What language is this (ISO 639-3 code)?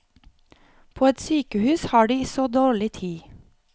nor